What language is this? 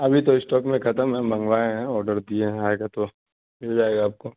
Urdu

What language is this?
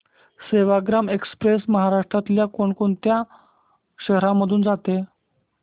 Marathi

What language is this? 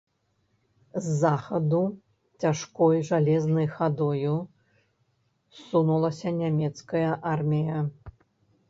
Belarusian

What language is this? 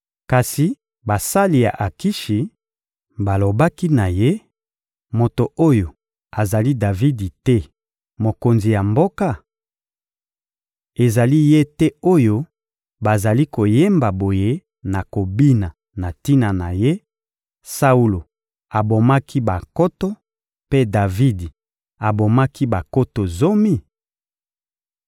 Lingala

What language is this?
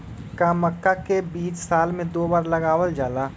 Magahi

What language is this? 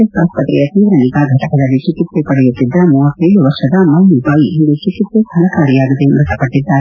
Kannada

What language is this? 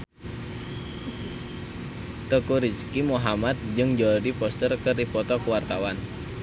Sundanese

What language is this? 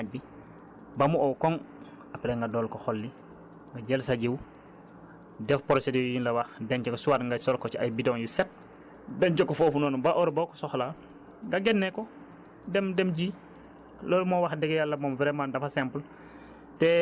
Wolof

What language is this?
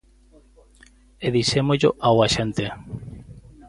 Galician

